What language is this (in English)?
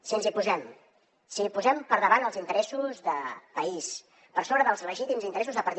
Catalan